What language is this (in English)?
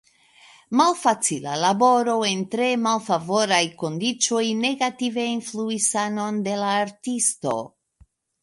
Esperanto